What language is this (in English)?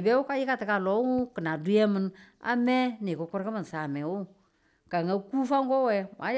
Tula